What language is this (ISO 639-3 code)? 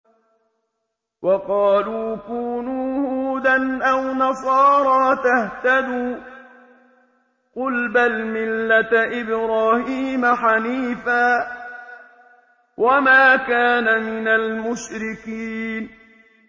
ara